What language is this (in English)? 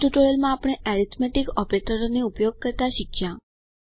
Gujarati